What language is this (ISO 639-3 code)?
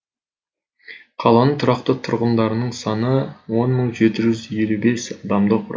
kaz